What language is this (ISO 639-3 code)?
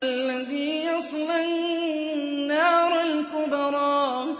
ara